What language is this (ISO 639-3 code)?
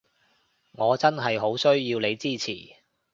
yue